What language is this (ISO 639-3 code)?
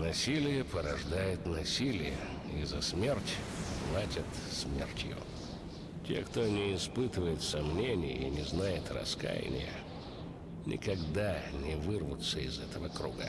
rus